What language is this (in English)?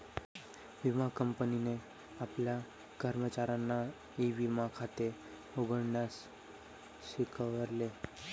Marathi